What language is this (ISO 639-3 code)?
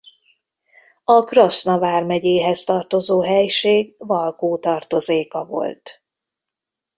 hun